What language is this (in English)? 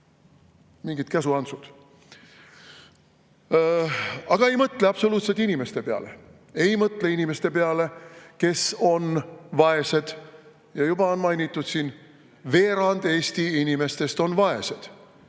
Estonian